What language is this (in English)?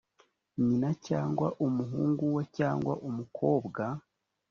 Kinyarwanda